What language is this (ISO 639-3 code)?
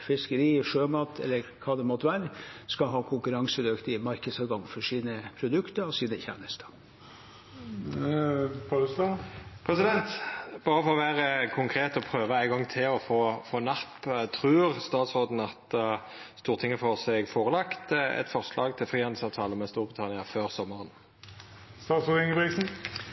nor